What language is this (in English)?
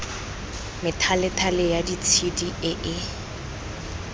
Tswana